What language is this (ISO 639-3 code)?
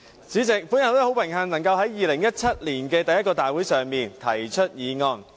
yue